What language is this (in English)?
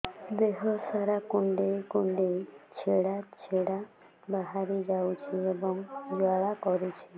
Odia